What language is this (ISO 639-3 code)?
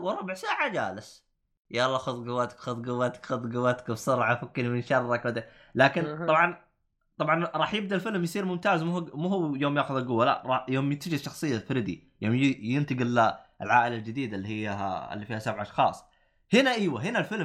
ara